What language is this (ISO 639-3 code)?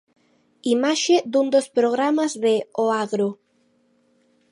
glg